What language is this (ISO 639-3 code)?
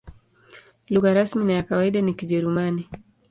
swa